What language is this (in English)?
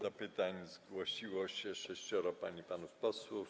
Polish